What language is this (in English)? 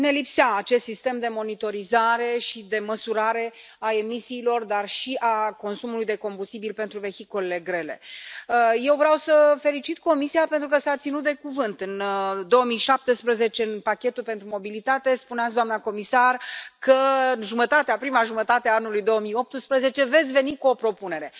Romanian